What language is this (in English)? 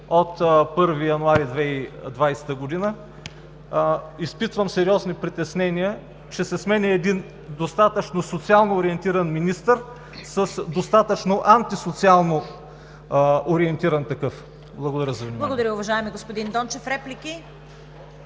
Bulgarian